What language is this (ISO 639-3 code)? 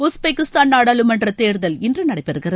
tam